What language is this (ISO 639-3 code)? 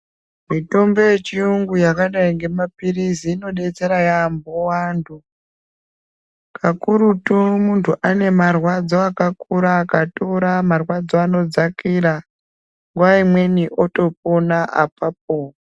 ndc